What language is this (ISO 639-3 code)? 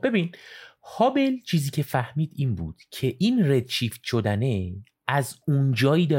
fas